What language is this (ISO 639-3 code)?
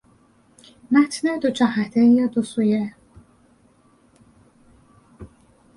fas